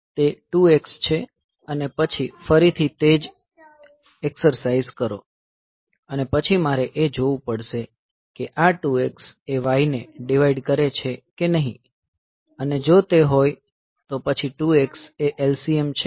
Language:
Gujarati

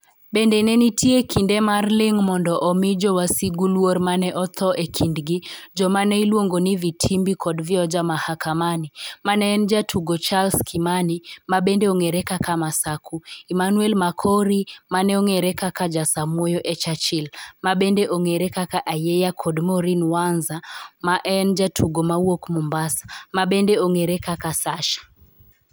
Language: Luo (Kenya and Tanzania)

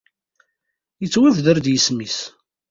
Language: Kabyle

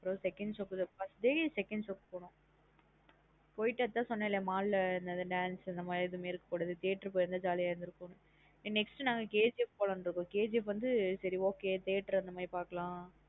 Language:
Tamil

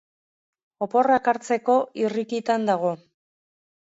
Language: Basque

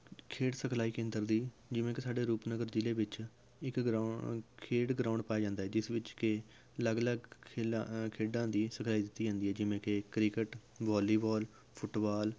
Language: Punjabi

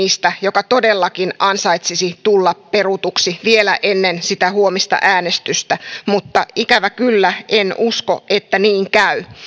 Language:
Finnish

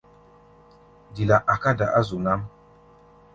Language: Gbaya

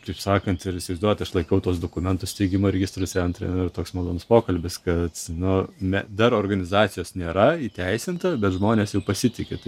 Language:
Lithuanian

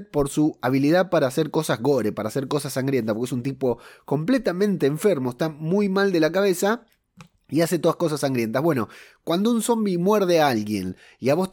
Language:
Spanish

